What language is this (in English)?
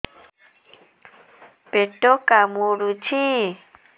Odia